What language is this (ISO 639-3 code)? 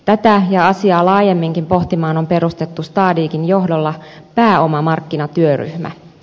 fin